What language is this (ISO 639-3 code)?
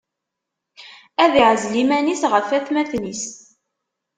kab